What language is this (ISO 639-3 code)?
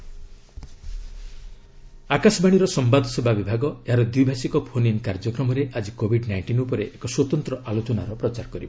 ori